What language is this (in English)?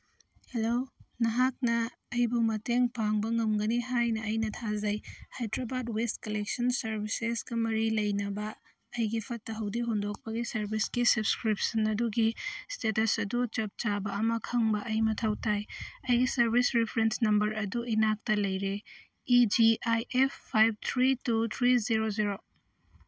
Manipuri